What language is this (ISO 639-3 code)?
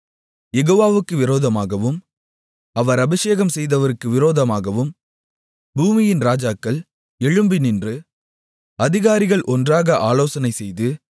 tam